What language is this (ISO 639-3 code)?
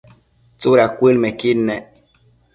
mcf